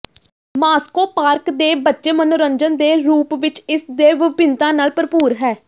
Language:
Punjabi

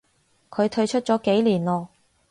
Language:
Cantonese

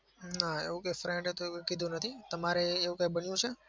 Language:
Gujarati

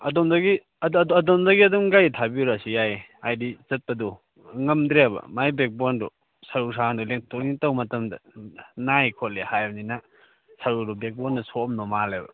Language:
Manipuri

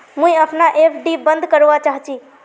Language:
Magahi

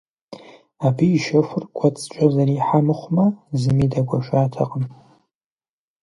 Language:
Kabardian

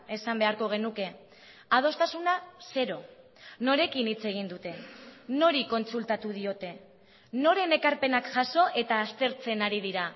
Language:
Basque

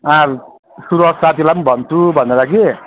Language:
Nepali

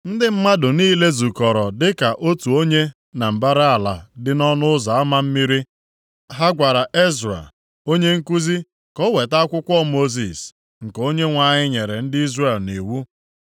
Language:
Igbo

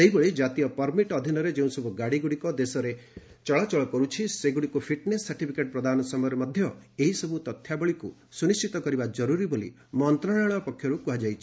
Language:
Odia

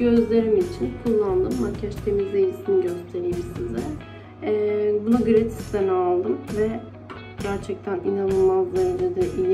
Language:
Turkish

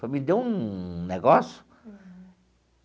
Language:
Portuguese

